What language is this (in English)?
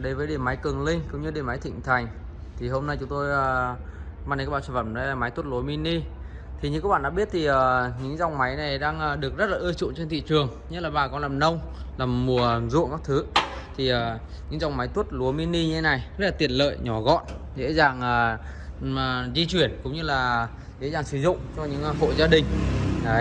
Vietnamese